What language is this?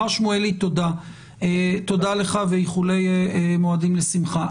Hebrew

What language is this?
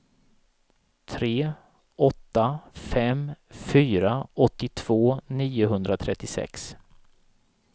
Swedish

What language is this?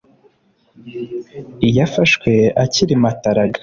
Kinyarwanda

